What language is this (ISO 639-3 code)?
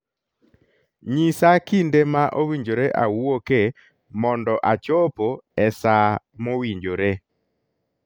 luo